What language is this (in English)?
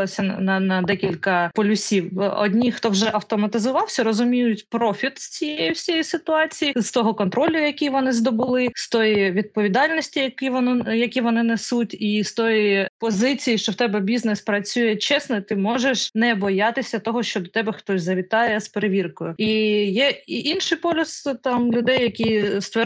Ukrainian